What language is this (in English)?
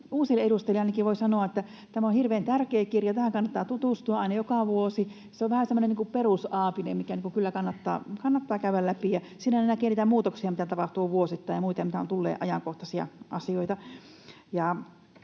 Finnish